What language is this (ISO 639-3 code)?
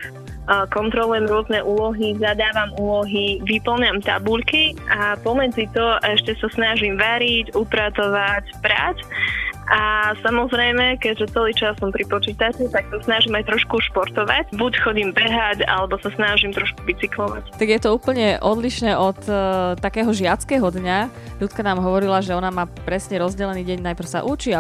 slk